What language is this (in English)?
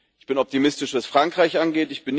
German